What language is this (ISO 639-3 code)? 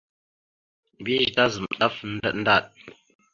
mxu